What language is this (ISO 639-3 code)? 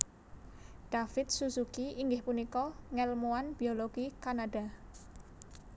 jav